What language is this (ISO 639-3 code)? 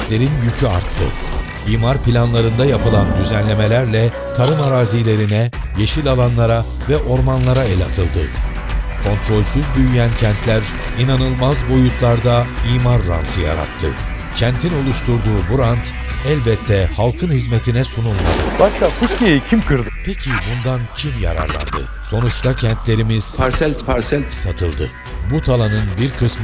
tur